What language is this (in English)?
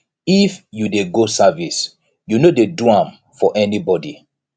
Nigerian Pidgin